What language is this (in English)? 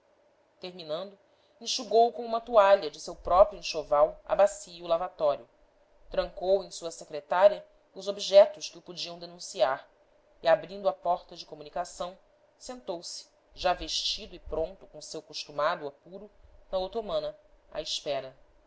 Portuguese